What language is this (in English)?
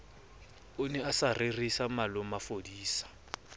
Southern Sotho